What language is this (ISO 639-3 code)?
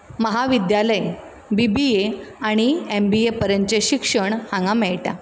kok